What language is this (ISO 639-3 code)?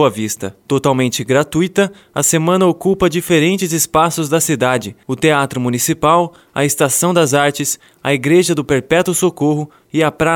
por